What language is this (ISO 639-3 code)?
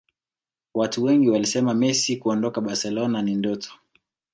swa